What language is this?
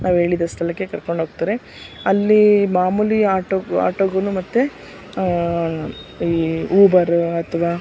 Kannada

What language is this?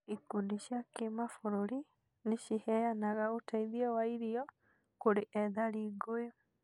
Kikuyu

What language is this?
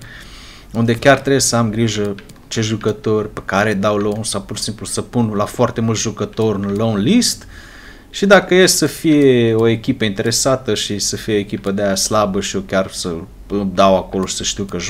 Romanian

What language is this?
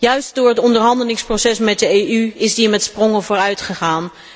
Dutch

